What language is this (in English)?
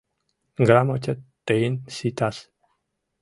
Mari